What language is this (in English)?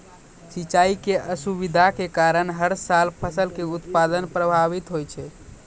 Maithili